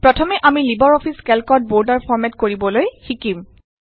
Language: Assamese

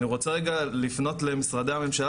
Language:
Hebrew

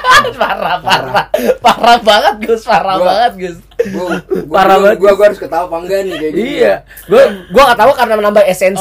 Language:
Indonesian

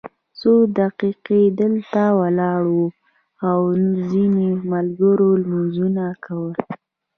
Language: Pashto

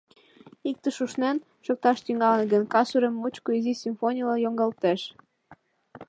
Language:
Mari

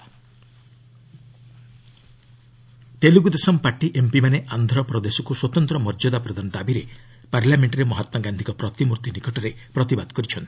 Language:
Odia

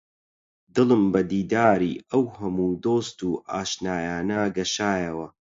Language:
Central Kurdish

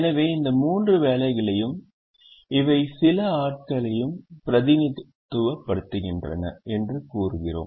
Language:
Tamil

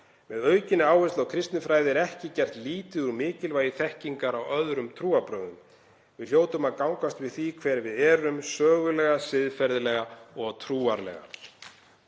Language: Icelandic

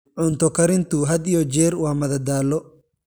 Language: Somali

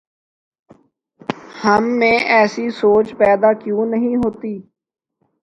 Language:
Urdu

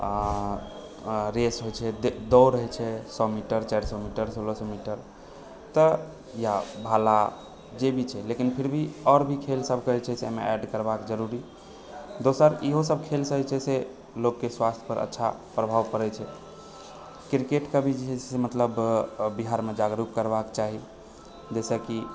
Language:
Maithili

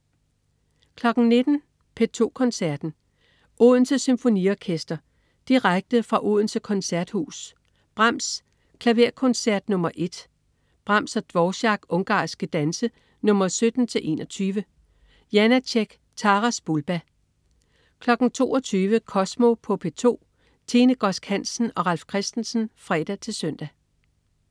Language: Danish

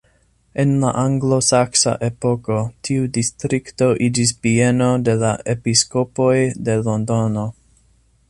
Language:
Esperanto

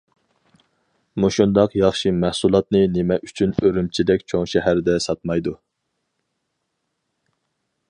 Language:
Uyghur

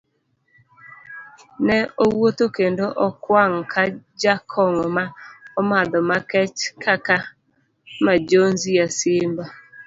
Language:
Luo (Kenya and Tanzania)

